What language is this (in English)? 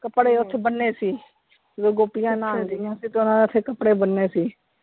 Punjabi